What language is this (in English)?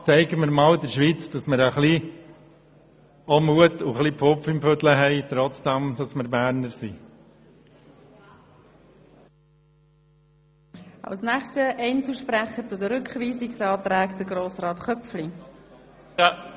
Swiss German